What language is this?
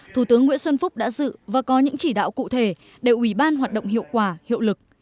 Vietnamese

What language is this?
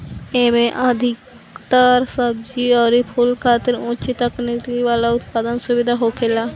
Bhojpuri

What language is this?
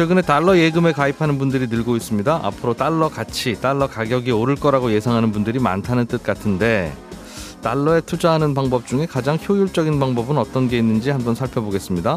Korean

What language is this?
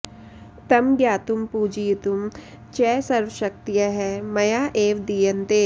Sanskrit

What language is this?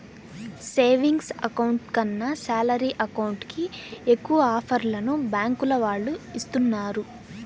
Telugu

